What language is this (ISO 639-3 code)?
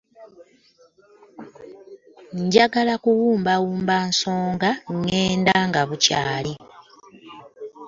lug